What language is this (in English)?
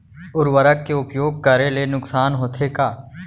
Chhattisgarhi